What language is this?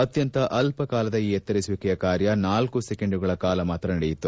Kannada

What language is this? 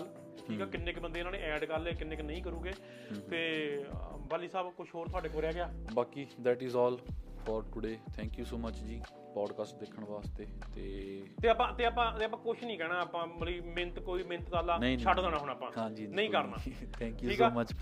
Punjabi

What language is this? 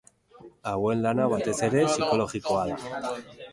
Basque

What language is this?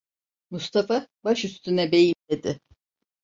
Turkish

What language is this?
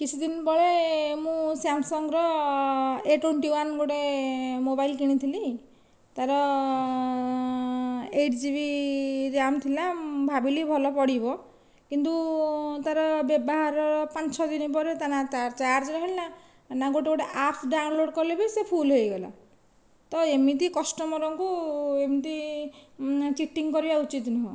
Odia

